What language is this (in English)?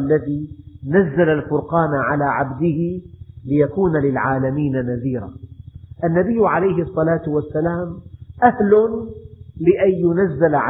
Arabic